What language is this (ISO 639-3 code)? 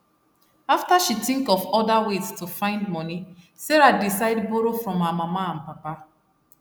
pcm